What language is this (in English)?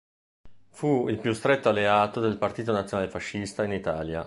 Italian